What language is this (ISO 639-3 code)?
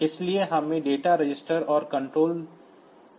hin